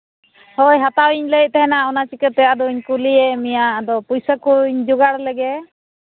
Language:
Santali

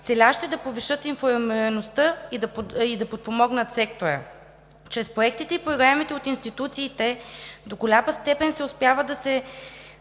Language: Bulgarian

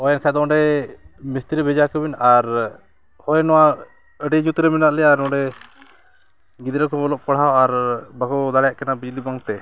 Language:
Santali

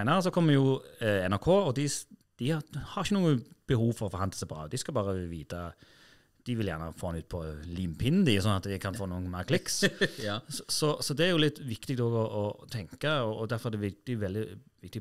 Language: Norwegian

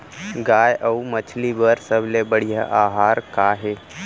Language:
Chhattisgarhi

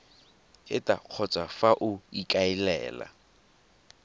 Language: Tswana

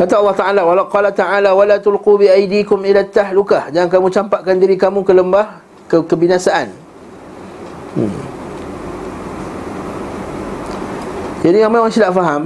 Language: Malay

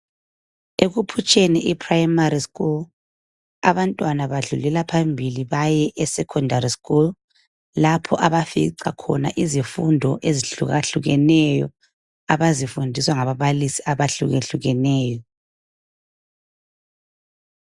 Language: North Ndebele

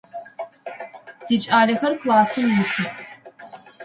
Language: Adyghe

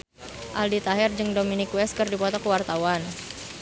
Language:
Sundanese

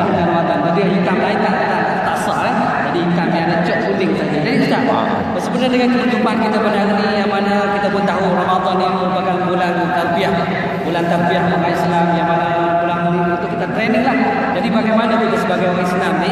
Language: Malay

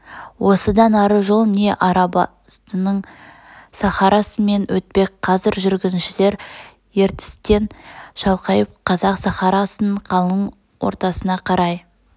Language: Kazakh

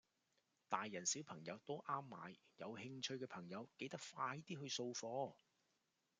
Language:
Cantonese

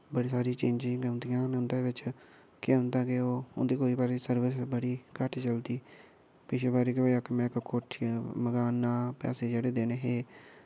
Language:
Dogri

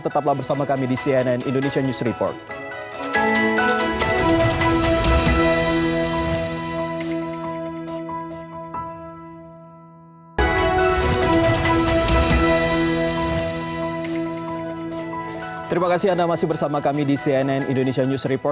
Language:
Indonesian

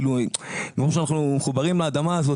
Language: Hebrew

